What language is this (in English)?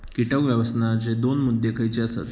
Marathi